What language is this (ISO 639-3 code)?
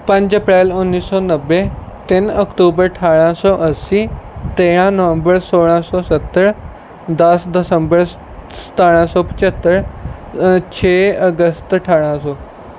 pan